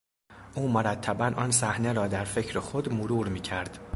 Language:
Persian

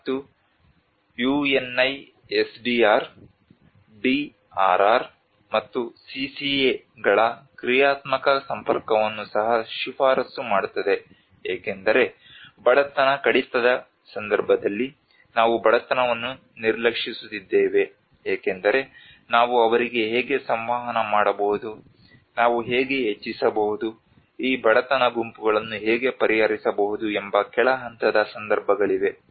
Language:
Kannada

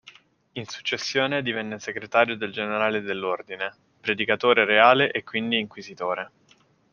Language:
Italian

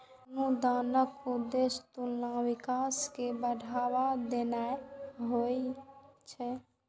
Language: Maithili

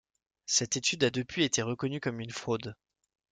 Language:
French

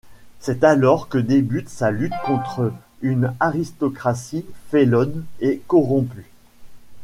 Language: French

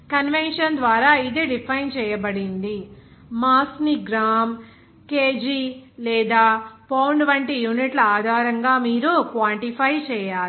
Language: Telugu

